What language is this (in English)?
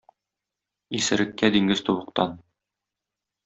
Tatar